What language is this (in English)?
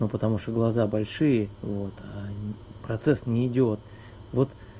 Russian